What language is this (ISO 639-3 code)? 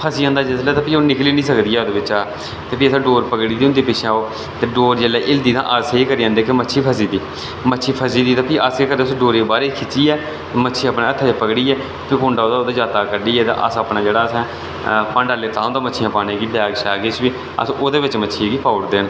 doi